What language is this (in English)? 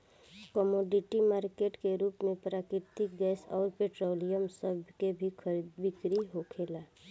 Bhojpuri